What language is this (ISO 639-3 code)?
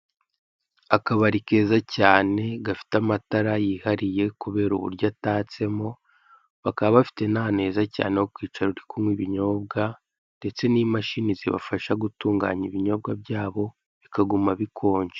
kin